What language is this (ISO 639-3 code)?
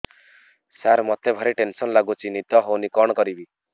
ori